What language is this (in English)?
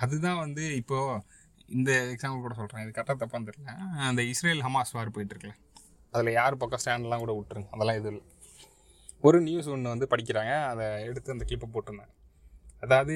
Tamil